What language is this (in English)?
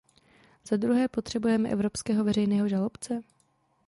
Czech